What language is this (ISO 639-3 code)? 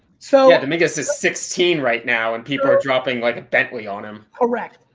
eng